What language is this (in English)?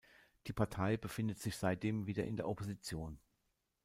German